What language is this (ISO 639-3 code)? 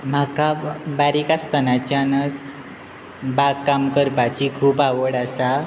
kok